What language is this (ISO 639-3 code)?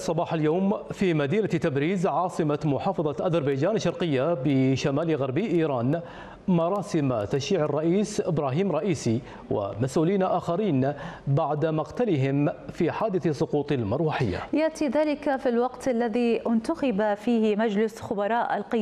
ara